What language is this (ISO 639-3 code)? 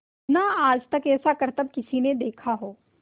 hin